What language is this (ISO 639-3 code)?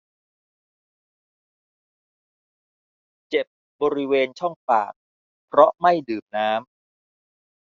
tha